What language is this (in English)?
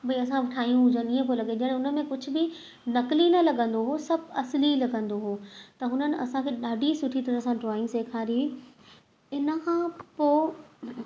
Sindhi